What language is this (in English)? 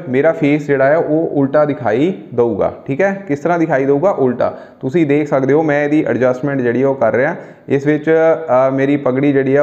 Hindi